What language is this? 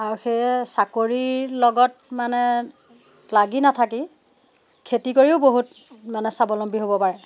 Assamese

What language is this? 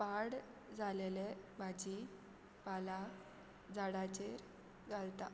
Konkani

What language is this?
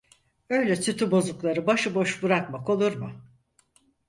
Turkish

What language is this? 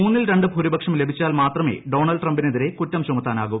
Malayalam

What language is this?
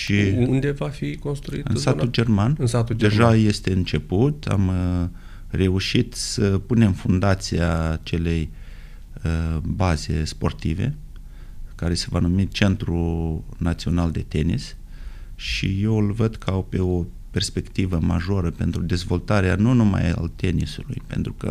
Romanian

